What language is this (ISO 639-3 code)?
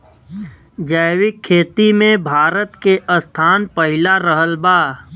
bho